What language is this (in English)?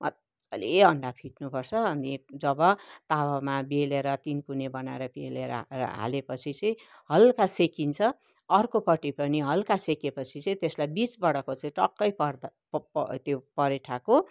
Nepali